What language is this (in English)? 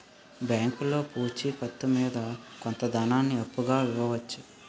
Telugu